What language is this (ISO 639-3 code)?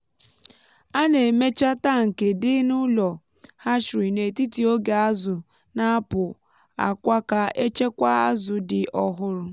ibo